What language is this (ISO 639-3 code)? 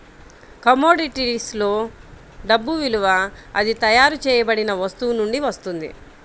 tel